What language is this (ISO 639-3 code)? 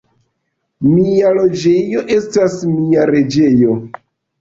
epo